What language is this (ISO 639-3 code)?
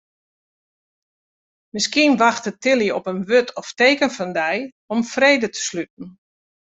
fry